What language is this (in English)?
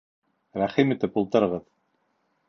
Bashkir